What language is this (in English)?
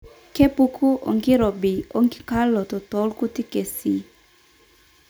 Masai